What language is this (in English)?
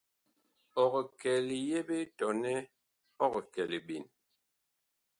Bakoko